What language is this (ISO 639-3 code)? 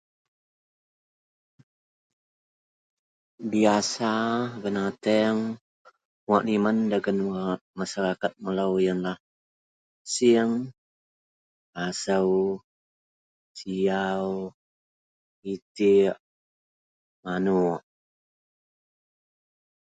mel